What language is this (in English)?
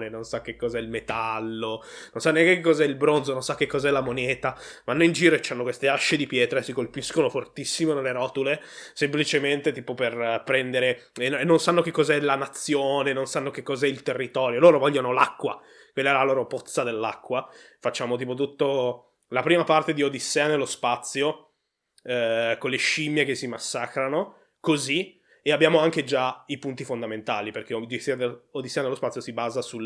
Italian